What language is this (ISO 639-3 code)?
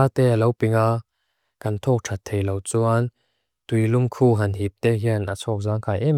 lus